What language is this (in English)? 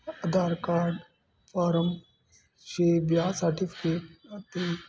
Punjabi